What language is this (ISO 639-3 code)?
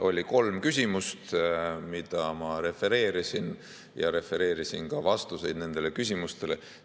est